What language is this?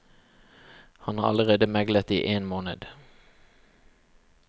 Norwegian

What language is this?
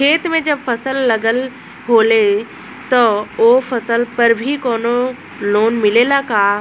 Bhojpuri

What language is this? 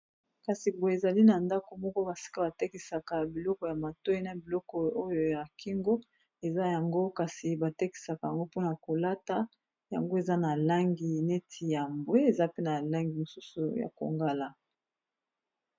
Lingala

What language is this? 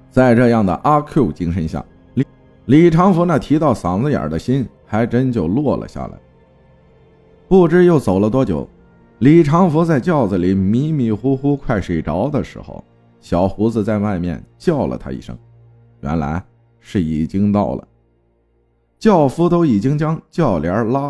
Chinese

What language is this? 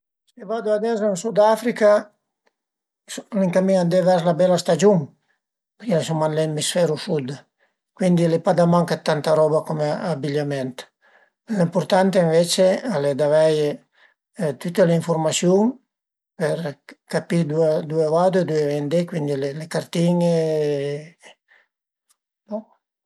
Piedmontese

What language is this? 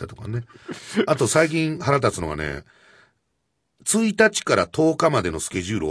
Japanese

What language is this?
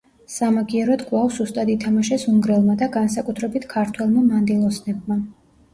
Georgian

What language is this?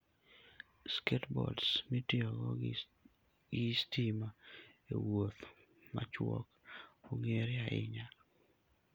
Luo (Kenya and Tanzania)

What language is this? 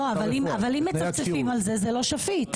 Hebrew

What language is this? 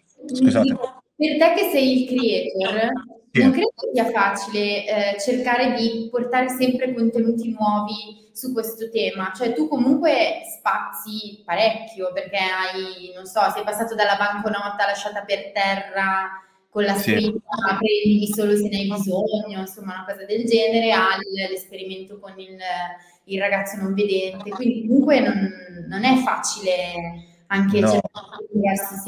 Italian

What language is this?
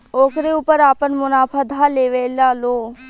Bhojpuri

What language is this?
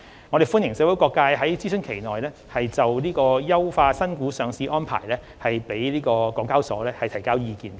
Cantonese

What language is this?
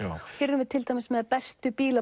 Icelandic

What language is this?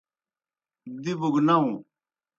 Kohistani Shina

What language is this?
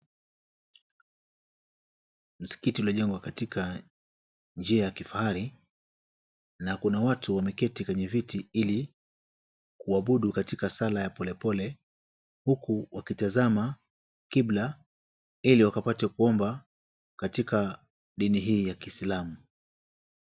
Swahili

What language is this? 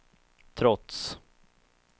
Swedish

